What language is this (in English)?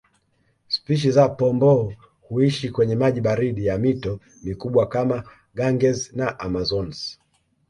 Swahili